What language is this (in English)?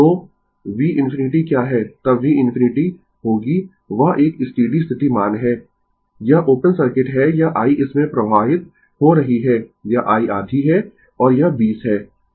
Hindi